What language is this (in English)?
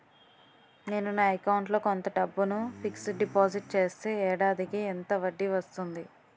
Telugu